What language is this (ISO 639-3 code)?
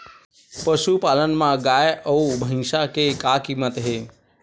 hne